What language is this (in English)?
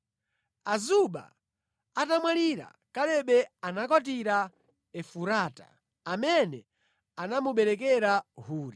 Nyanja